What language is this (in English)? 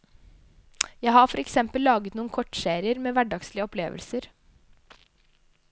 Norwegian